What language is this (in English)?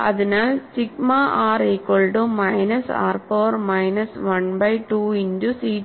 Malayalam